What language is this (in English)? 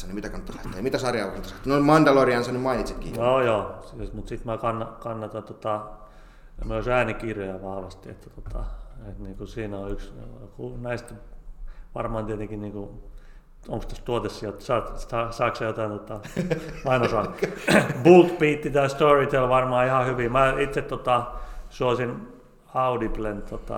Finnish